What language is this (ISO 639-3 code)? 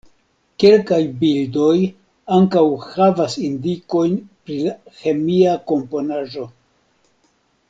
epo